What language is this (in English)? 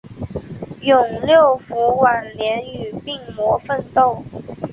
Chinese